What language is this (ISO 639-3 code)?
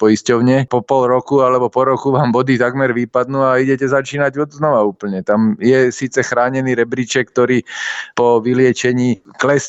slk